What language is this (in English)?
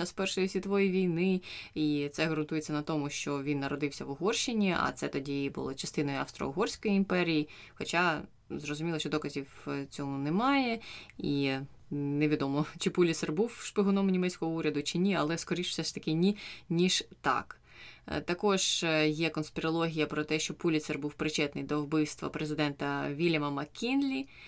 Ukrainian